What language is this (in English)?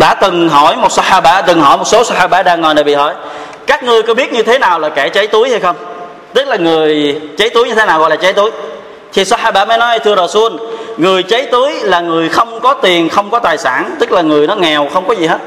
Vietnamese